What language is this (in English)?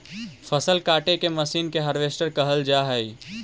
Magahi